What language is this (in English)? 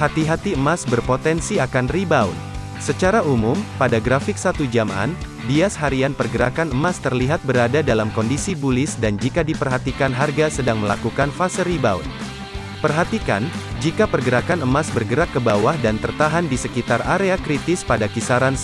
Indonesian